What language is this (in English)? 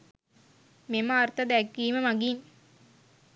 Sinhala